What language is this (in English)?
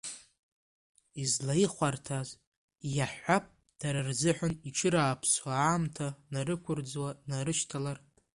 Abkhazian